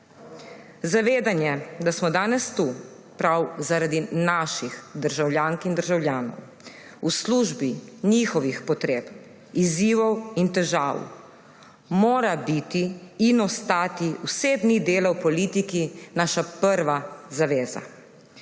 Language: Slovenian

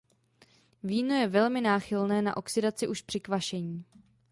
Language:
Czech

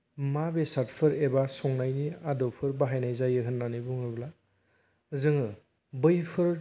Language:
Bodo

